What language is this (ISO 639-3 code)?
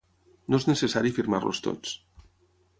cat